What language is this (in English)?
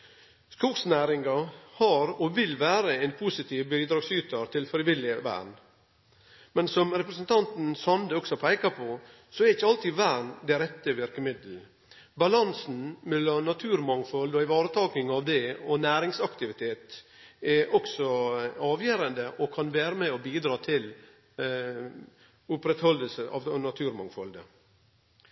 Norwegian Nynorsk